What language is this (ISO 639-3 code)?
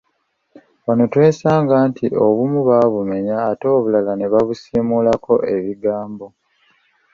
lug